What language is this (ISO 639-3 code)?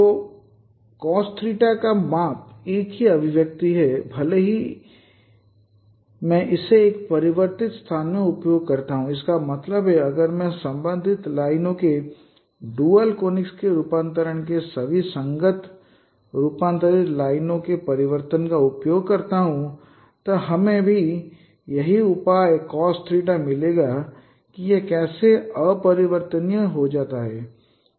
hin